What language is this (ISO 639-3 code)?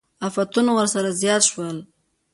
pus